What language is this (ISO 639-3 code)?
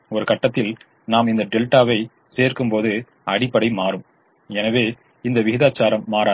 tam